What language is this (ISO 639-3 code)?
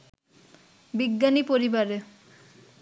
ben